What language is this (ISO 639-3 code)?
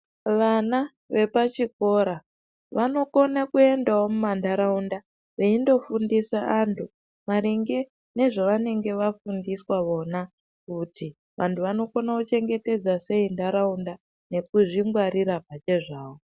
ndc